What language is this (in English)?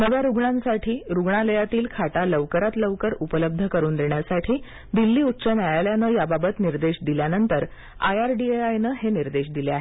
Marathi